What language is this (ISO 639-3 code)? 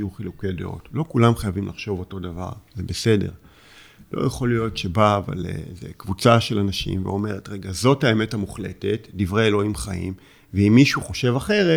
heb